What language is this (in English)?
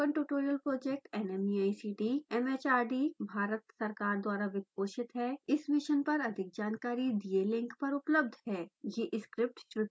Hindi